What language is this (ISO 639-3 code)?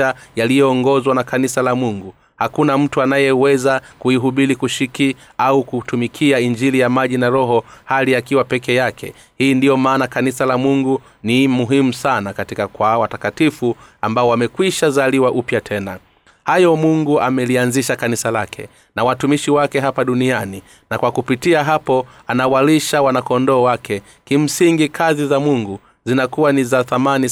swa